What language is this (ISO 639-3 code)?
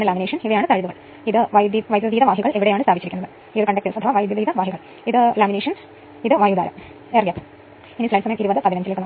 mal